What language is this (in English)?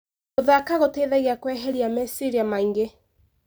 Kikuyu